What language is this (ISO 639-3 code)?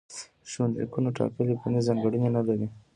pus